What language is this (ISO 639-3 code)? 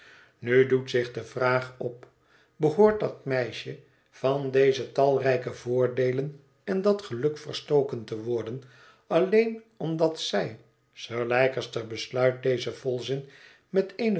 nld